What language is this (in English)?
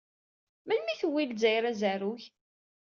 Kabyle